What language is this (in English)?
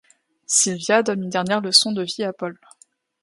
French